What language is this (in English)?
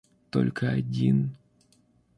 Russian